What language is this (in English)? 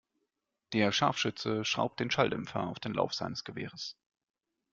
German